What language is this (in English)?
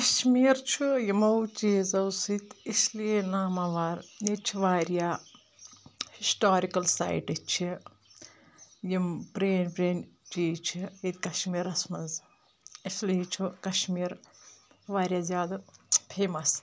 Kashmiri